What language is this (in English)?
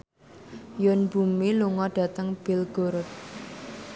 Javanese